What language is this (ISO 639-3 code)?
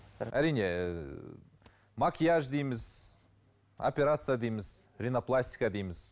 kaz